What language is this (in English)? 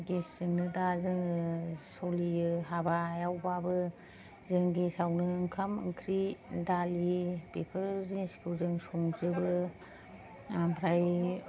Bodo